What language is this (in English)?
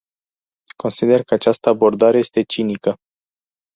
Romanian